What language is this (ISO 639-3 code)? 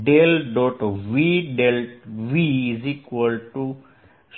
guj